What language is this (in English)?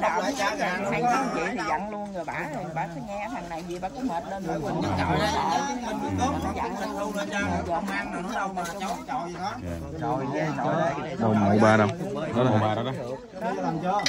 Vietnamese